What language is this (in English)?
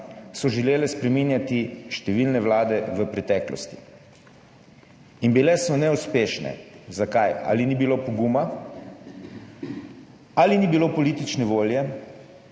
Slovenian